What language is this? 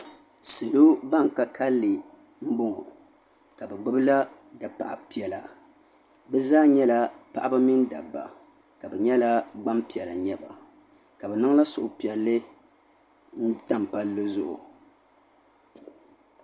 Dagbani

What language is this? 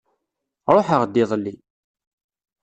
Kabyle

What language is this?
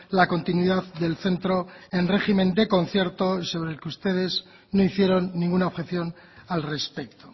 Spanish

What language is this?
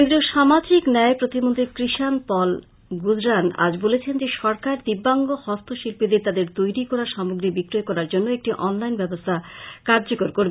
Bangla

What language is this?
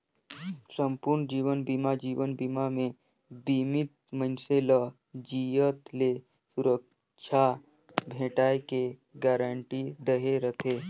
Chhattisgarhi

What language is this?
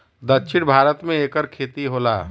Bhojpuri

